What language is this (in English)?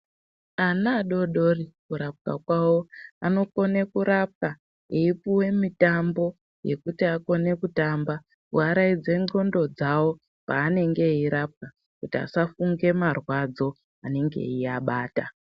Ndau